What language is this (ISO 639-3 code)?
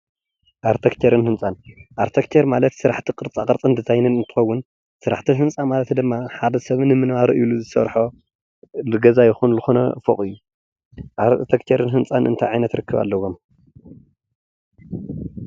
tir